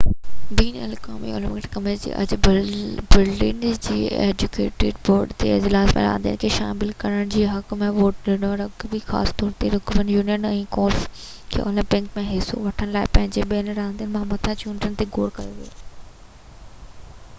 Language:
Sindhi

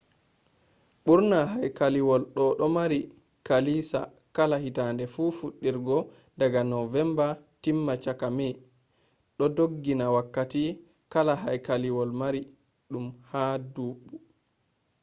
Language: Fula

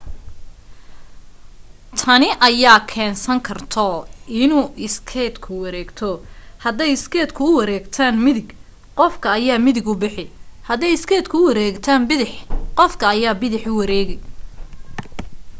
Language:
Somali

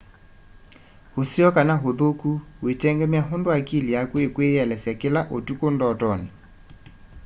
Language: Kamba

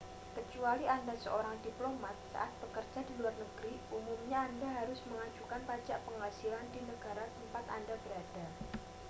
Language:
Indonesian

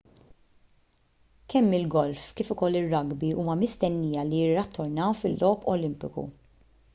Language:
Maltese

